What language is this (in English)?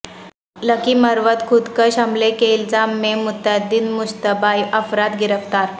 Urdu